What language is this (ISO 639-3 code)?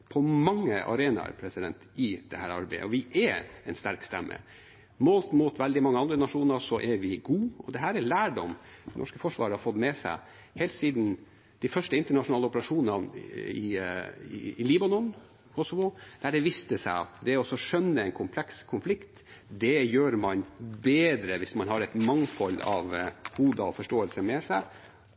nob